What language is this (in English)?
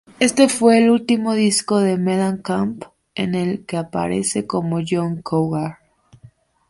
Spanish